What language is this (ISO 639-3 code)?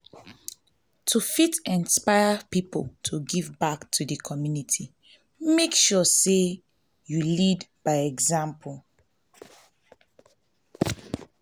pcm